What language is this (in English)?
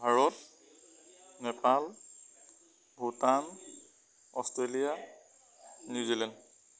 Assamese